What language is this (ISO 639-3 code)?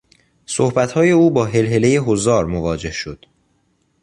fas